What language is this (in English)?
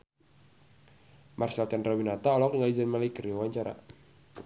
Sundanese